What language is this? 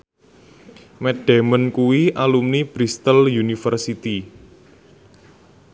Javanese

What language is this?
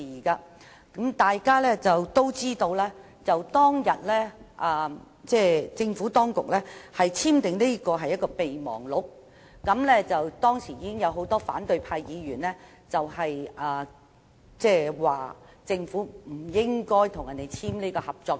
Cantonese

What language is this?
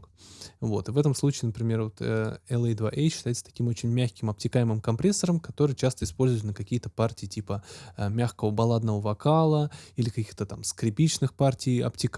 Russian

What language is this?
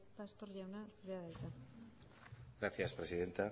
Basque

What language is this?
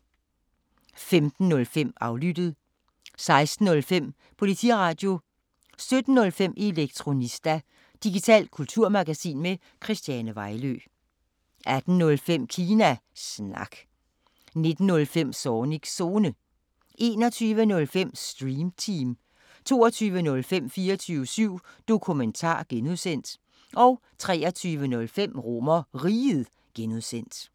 Danish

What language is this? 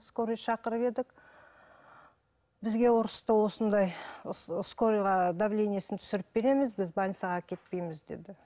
Kazakh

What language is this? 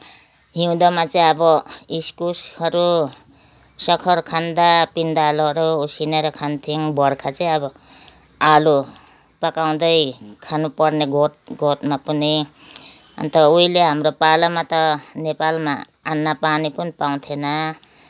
Nepali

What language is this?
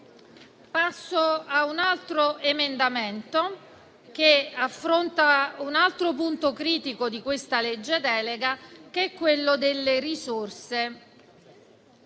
Italian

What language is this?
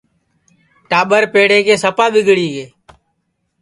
Sansi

